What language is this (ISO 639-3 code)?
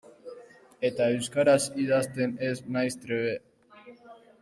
eus